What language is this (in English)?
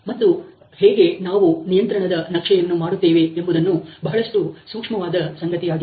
Kannada